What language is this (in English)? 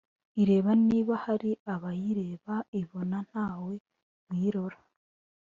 Kinyarwanda